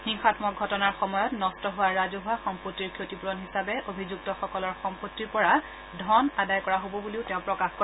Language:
Assamese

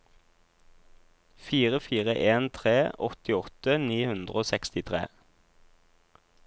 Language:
Norwegian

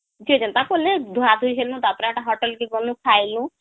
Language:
Odia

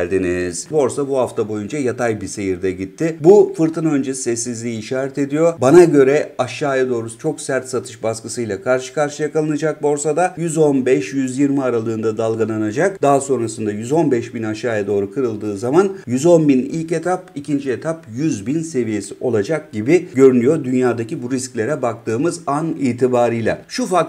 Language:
Turkish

